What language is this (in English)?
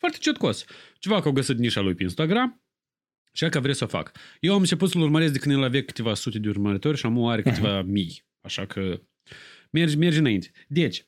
Romanian